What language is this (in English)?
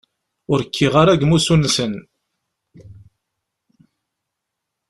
Kabyle